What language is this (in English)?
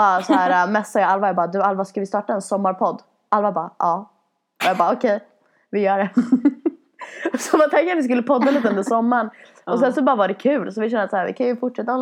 Swedish